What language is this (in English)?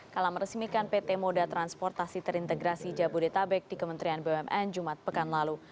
Indonesian